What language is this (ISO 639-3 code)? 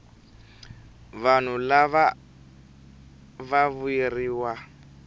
tso